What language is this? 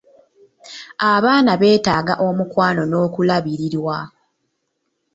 Ganda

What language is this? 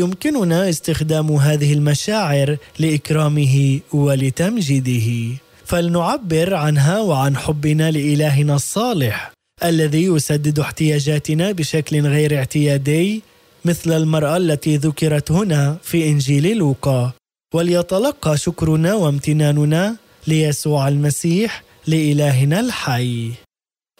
Arabic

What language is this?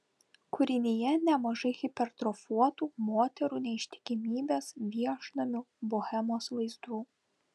Lithuanian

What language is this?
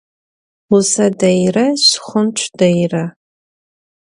Adyghe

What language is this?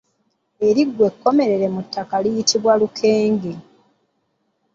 Ganda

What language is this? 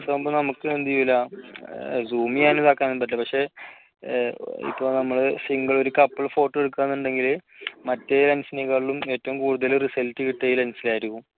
Malayalam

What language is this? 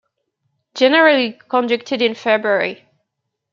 English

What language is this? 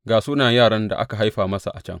Hausa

